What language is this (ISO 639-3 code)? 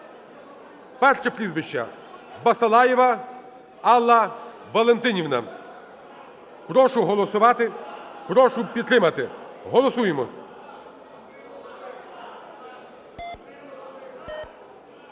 ukr